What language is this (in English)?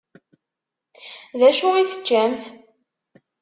Kabyle